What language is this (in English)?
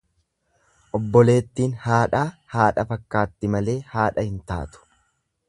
Oromo